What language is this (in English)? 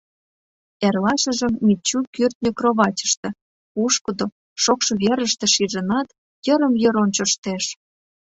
Mari